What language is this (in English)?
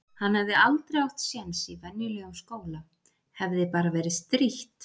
Icelandic